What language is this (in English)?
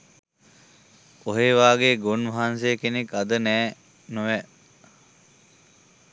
Sinhala